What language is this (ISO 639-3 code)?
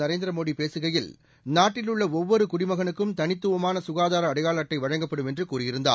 tam